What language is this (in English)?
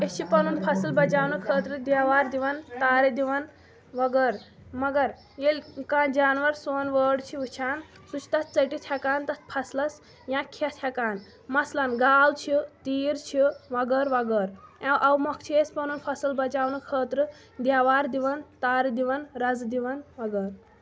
Kashmiri